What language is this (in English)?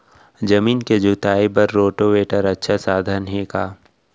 Chhattisgarhi